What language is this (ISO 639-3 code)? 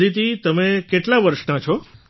guj